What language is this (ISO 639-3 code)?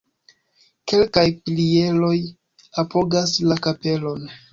epo